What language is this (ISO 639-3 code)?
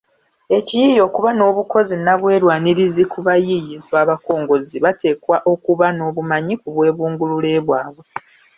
lug